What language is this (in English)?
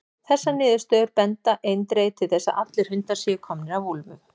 Icelandic